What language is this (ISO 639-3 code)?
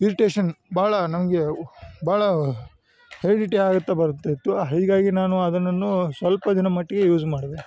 kan